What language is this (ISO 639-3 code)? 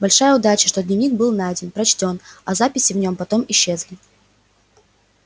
rus